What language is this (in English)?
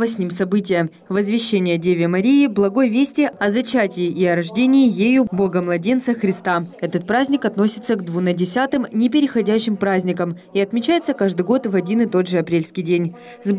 Russian